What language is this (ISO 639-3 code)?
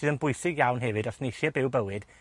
cym